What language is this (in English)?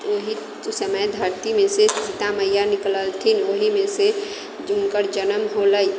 Maithili